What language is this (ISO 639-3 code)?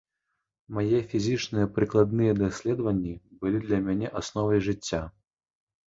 bel